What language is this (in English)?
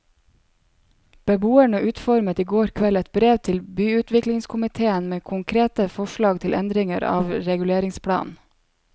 Norwegian